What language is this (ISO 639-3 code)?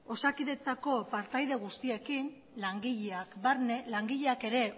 eus